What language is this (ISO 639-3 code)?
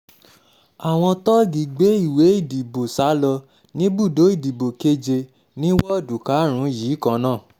yor